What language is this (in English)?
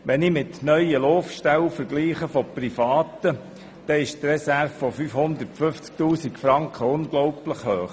Swiss German